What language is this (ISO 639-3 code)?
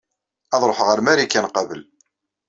kab